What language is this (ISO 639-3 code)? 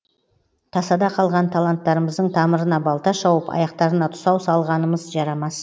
kaz